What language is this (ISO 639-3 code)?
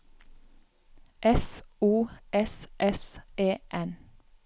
nor